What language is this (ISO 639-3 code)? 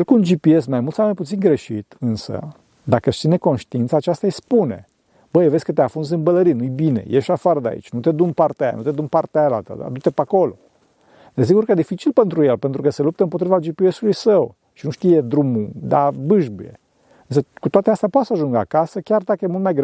ron